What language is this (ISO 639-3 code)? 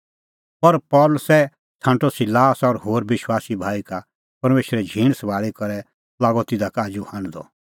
kfx